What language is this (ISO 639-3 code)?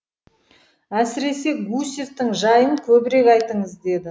kaz